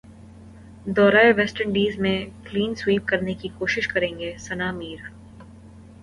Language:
Urdu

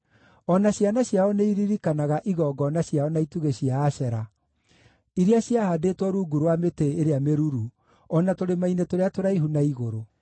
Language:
Kikuyu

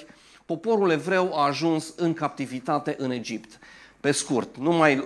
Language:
Romanian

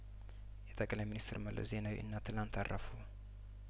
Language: Amharic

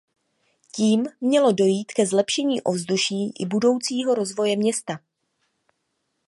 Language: Czech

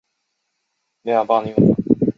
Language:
Chinese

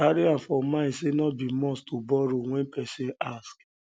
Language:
Nigerian Pidgin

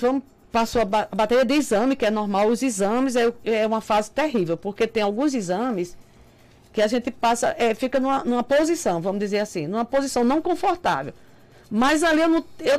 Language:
Portuguese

